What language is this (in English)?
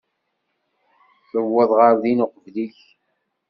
Kabyle